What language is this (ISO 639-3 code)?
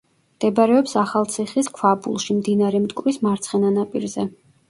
kat